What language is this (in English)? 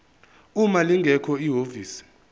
Zulu